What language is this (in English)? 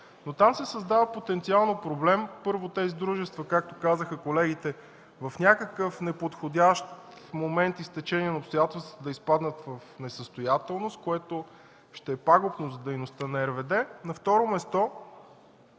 Bulgarian